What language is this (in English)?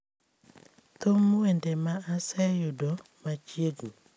Luo (Kenya and Tanzania)